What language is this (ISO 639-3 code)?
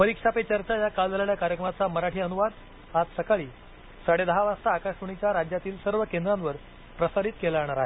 mar